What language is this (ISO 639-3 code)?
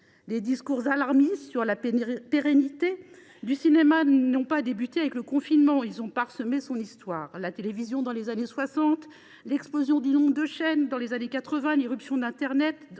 fra